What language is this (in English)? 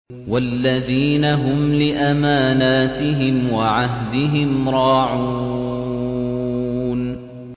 Arabic